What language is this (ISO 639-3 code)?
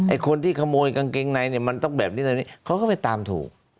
tha